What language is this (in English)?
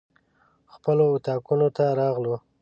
Pashto